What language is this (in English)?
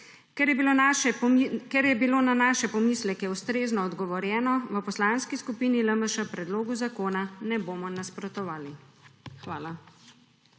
Slovenian